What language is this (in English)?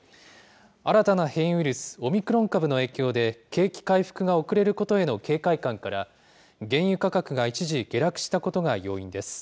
Japanese